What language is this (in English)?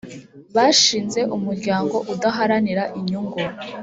Kinyarwanda